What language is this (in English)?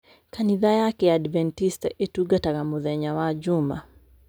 Kikuyu